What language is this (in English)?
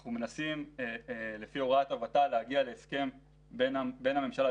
Hebrew